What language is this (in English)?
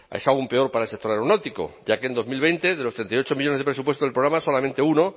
Spanish